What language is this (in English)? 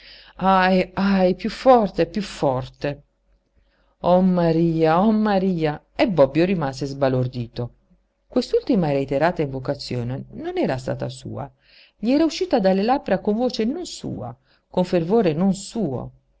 Italian